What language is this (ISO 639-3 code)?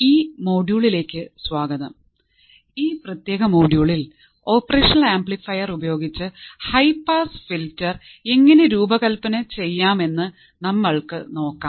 mal